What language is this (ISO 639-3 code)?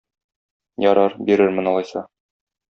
tat